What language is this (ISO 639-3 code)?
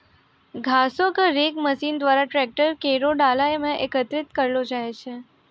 mai